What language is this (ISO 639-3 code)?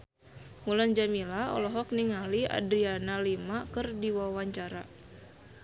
sun